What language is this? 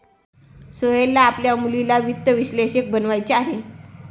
Marathi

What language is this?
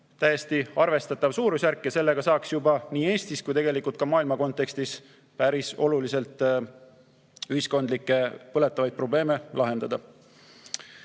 Estonian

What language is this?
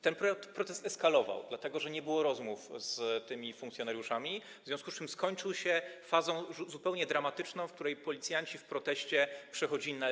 Polish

